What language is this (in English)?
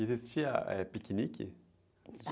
Portuguese